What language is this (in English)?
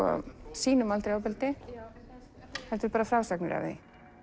Icelandic